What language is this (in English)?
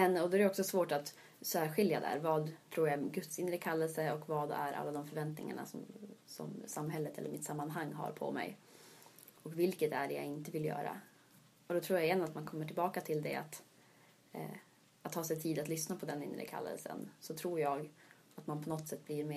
Swedish